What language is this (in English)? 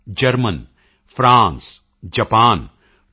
Punjabi